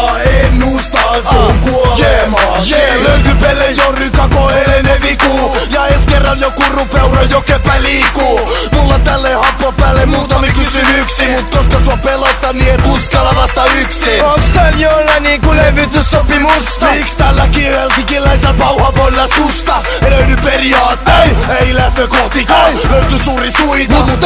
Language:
Finnish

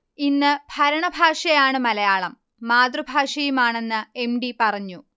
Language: Malayalam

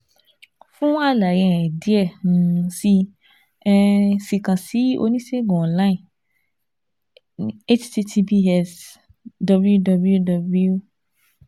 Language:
Yoruba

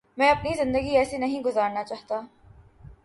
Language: Urdu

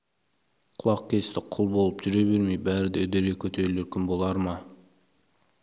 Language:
Kazakh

